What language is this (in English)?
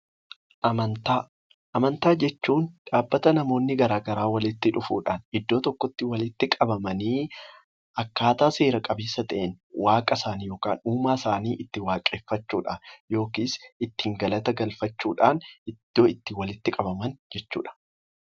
Oromo